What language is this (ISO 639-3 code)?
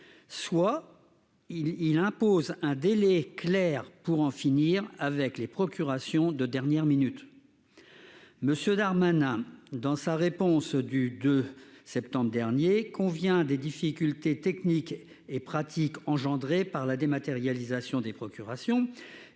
fra